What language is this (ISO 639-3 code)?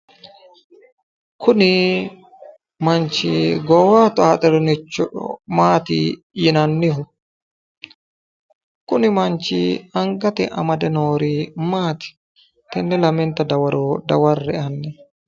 sid